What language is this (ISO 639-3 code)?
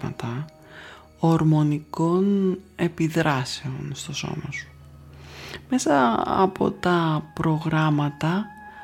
ell